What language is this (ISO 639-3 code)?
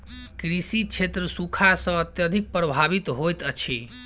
mai